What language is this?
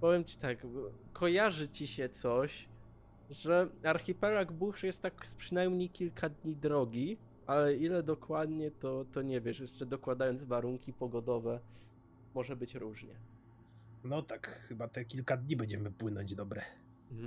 Polish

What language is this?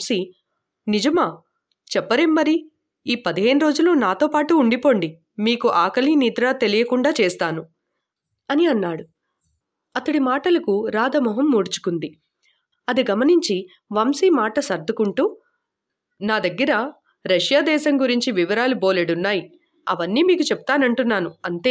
Telugu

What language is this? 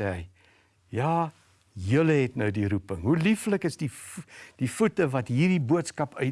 Dutch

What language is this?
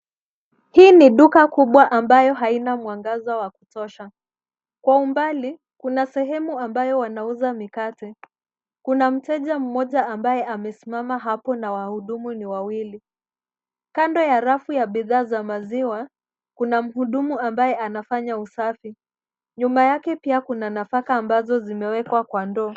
Swahili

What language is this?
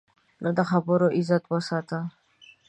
Pashto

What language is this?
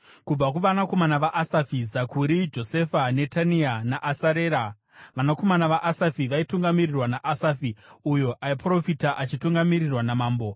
Shona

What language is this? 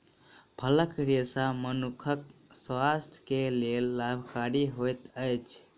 Maithili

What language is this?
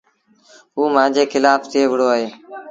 Sindhi Bhil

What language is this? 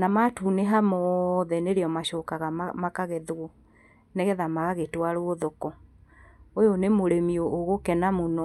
Kikuyu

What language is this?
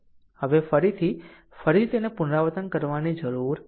Gujarati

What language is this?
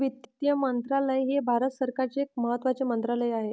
Marathi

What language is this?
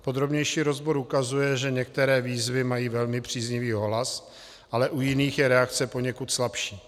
Czech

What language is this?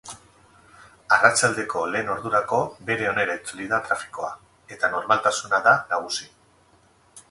Basque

